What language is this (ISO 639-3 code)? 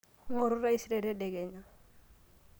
mas